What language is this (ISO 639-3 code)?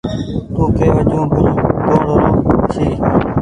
gig